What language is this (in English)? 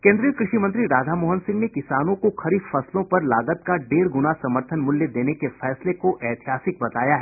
Hindi